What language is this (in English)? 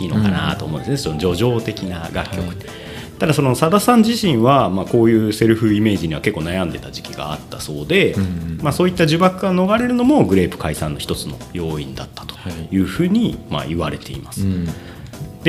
Japanese